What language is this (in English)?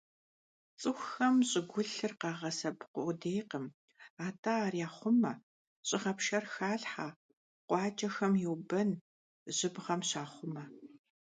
Kabardian